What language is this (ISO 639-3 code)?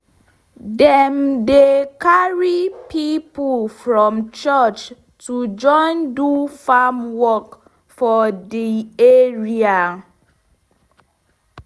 pcm